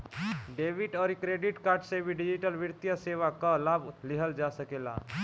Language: Bhojpuri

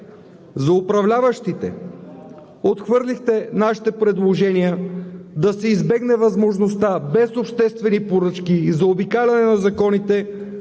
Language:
Bulgarian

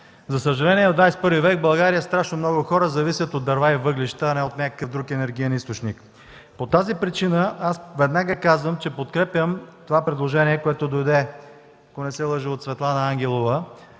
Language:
Bulgarian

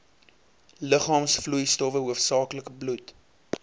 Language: Afrikaans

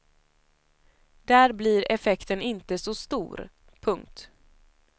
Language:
Swedish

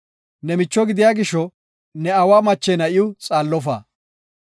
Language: Gofa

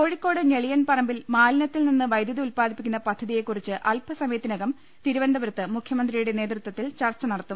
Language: Malayalam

